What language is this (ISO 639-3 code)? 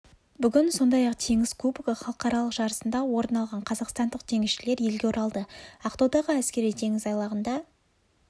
kaz